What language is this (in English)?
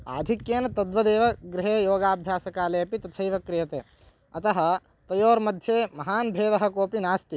Sanskrit